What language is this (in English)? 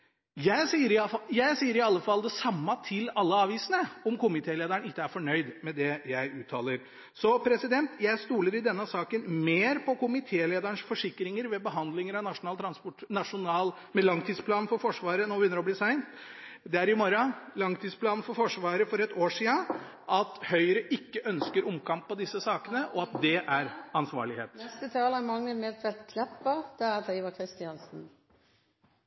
Norwegian